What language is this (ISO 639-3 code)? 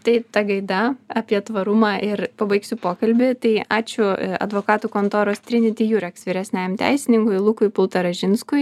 lit